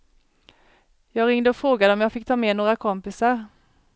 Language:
Swedish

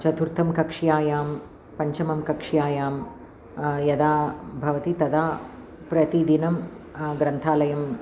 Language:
Sanskrit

